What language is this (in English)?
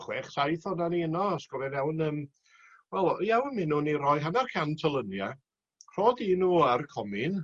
Welsh